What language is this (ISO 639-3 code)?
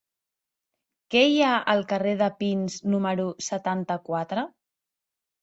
cat